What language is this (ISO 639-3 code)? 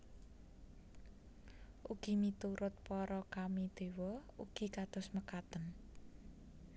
jav